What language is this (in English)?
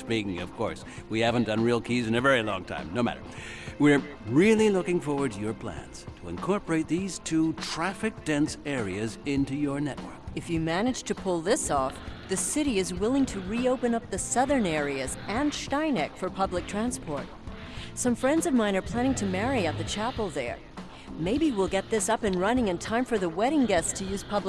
Spanish